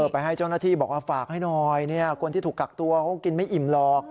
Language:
Thai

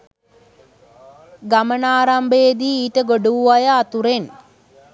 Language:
Sinhala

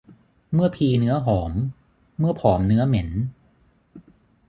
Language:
Thai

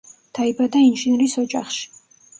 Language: Georgian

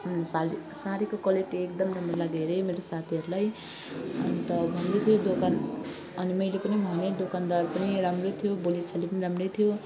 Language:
Nepali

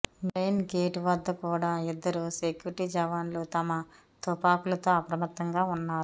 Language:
Telugu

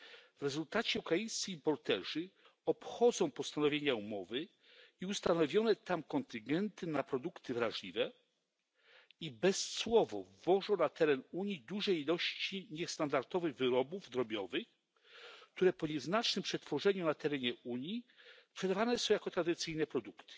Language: Polish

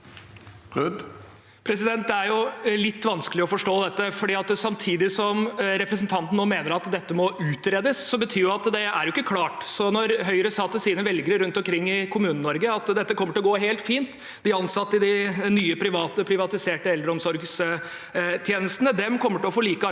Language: Norwegian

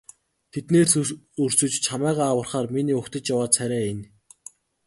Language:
Mongolian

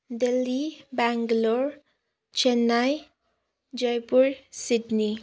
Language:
Nepali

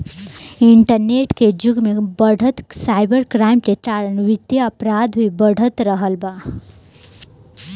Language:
Bhojpuri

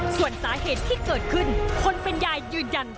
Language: Thai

